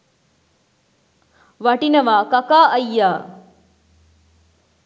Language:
Sinhala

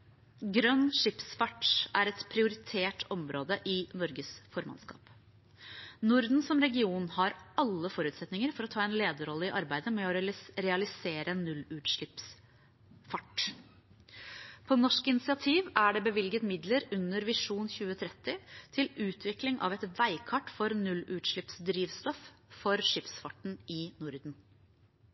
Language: Norwegian Bokmål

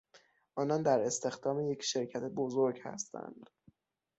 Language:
Persian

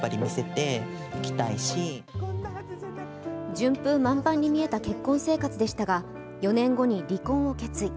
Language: Japanese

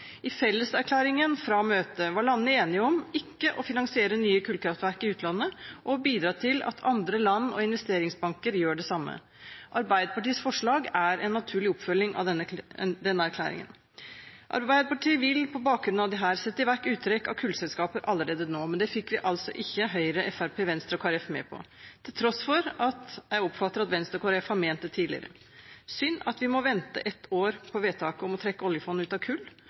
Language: Norwegian Bokmål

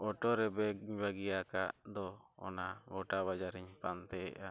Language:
Santali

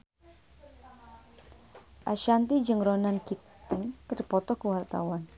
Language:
Sundanese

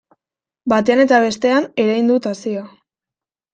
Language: Basque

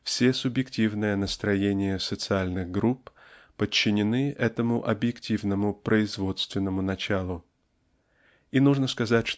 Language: Russian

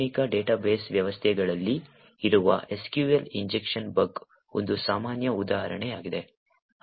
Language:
Kannada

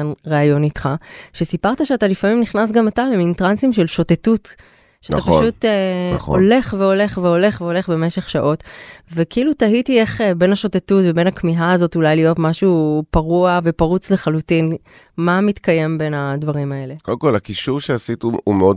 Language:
Hebrew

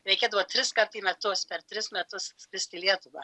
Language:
Lithuanian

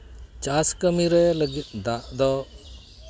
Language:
Santali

